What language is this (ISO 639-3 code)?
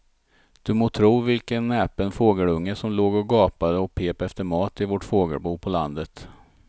swe